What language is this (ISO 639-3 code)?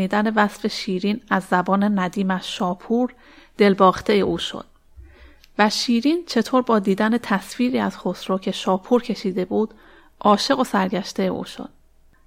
fas